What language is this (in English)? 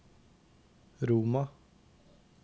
Norwegian